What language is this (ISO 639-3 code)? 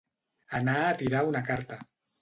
cat